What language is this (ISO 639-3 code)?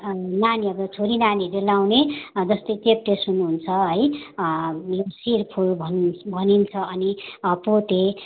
nep